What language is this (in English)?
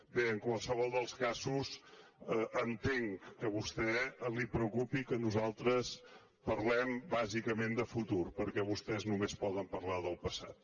Catalan